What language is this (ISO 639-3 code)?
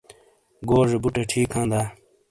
scl